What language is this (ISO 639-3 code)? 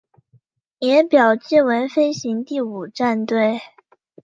zho